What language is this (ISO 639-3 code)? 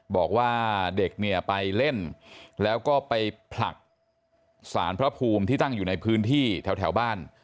tha